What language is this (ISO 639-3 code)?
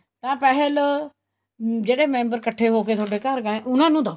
pan